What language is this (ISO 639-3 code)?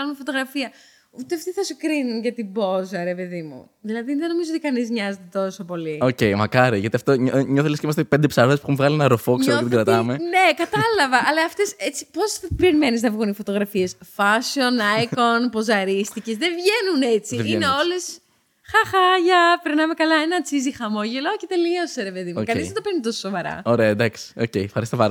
ell